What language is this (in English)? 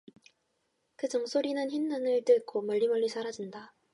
Korean